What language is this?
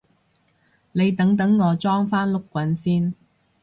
Cantonese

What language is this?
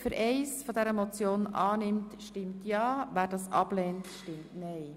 Swiss German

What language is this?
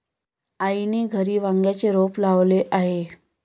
Marathi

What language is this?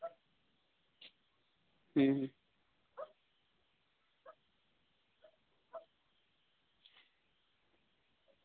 Santali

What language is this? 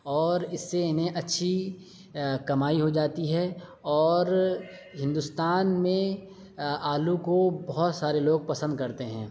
Urdu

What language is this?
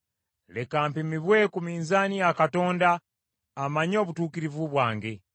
Ganda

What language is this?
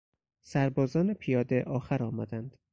Persian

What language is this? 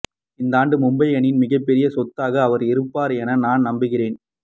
Tamil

